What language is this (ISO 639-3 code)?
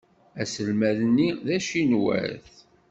kab